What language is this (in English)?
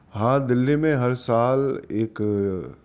Urdu